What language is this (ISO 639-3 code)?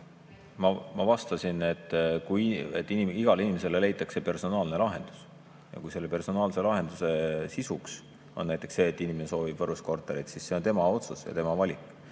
est